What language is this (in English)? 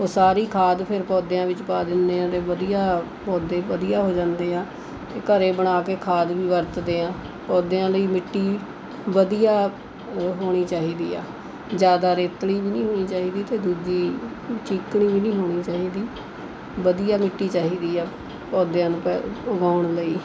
Punjabi